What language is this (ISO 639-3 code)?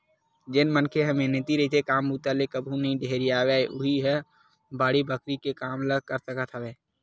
hne